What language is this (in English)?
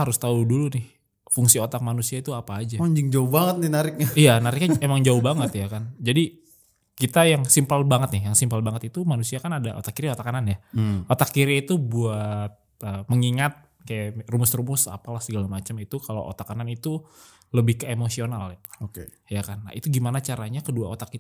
Indonesian